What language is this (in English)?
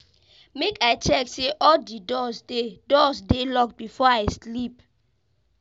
Nigerian Pidgin